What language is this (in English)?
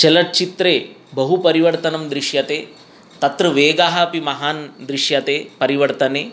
Sanskrit